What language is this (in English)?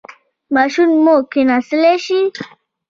Pashto